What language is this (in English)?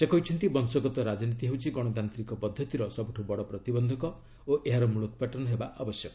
Odia